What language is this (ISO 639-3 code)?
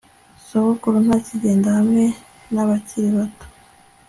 kin